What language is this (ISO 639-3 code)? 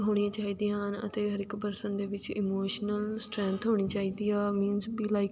pan